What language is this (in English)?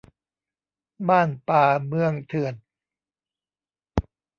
Thai